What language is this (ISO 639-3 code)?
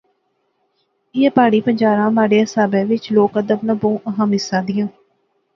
phr